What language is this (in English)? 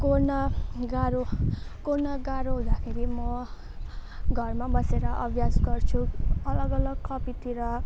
Nepali